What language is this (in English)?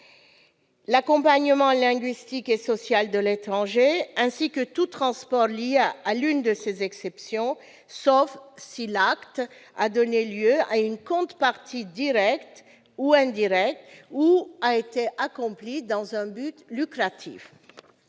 French